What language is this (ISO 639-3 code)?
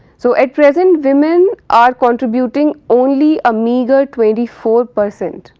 eng